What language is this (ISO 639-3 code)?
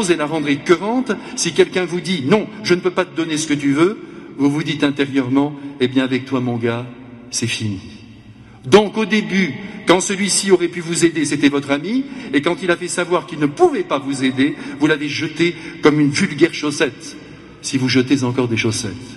fra